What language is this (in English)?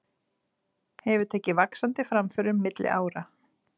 Icelandic